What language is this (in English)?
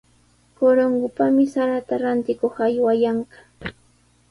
Sihuas Ancash Quechua